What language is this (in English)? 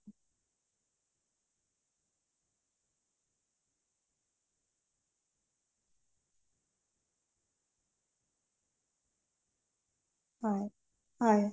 Assamese